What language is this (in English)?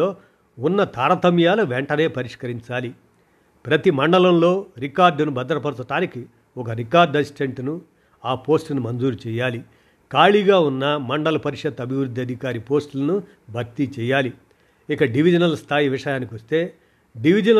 Telugu